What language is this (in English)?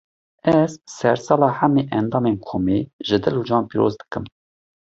Kurdish